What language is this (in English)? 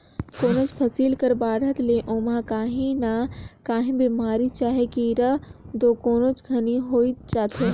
Chhattisgarhi